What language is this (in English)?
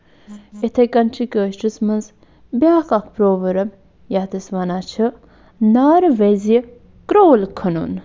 Kashmiri